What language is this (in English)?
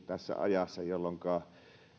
Finnish